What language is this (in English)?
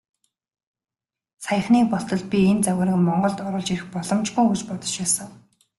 Mongolian